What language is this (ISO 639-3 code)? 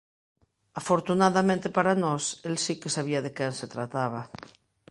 glg